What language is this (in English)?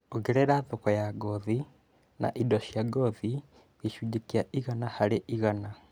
Kikuyu